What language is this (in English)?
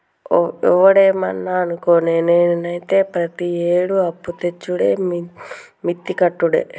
Telugu